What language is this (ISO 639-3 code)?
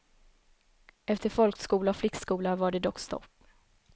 swe